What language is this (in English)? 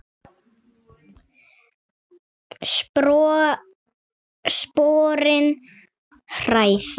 Icelandic